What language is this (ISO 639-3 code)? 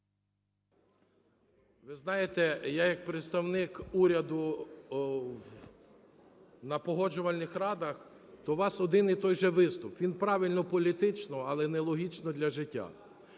ukr